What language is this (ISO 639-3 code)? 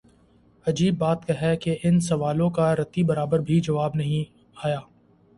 urd